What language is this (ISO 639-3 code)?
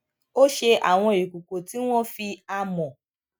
yor